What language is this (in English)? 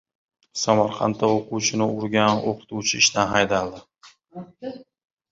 Uzbek